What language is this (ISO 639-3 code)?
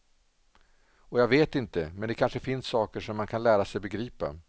swe